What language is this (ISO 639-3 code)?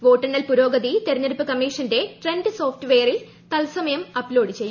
mal